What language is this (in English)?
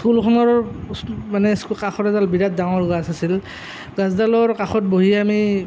Assamese